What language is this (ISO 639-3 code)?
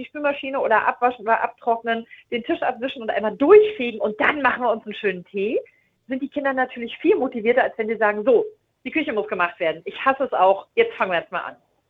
deu